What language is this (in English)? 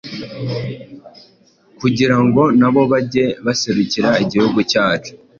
Kinyarwanda